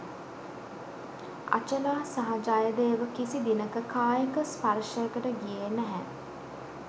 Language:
Sinhala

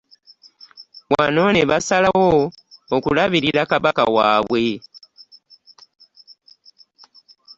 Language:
Ganda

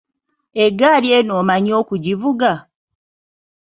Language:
Ganda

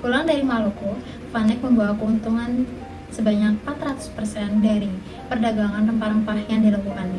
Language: Indonesian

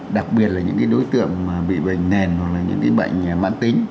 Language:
Vietnamese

